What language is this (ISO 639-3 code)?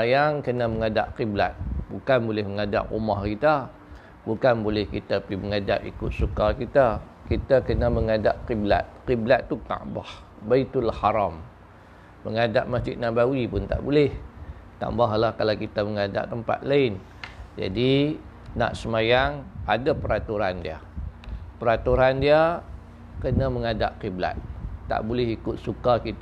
msa